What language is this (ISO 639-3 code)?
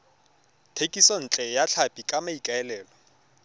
tsn